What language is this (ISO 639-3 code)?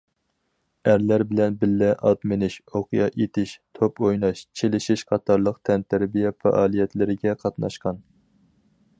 uig